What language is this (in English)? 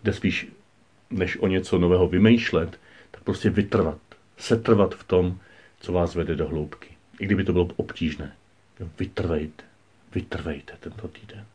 Czech